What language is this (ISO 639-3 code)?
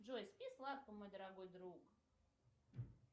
rus